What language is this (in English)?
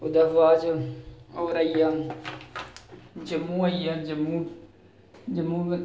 Dogri